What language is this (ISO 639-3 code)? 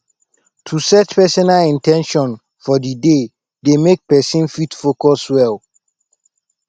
pcm